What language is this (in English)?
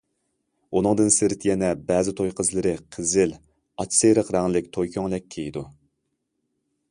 Uyghur